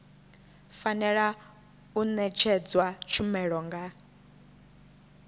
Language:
Venda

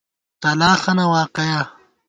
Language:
Gawar-Bati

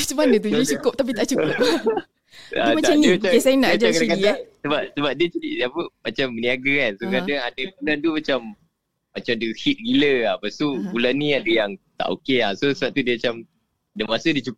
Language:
Malay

